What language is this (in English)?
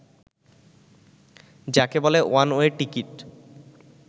Bangla